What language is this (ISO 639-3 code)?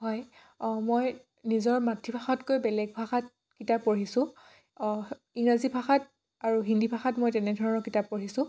asm